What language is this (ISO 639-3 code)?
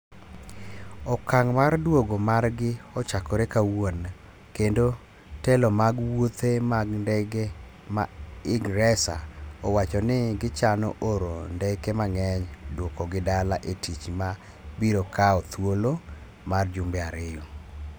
luo